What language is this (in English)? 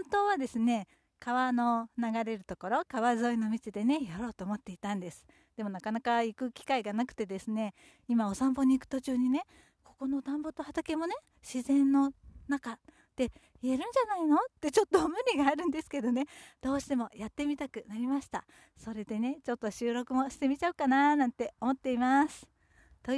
Japanese